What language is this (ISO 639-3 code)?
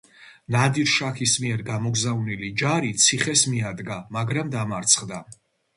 kat